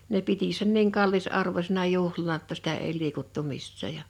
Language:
Finnish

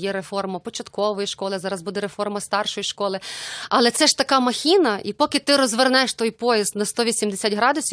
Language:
Ukrainian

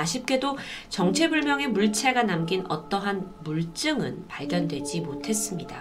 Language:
Korean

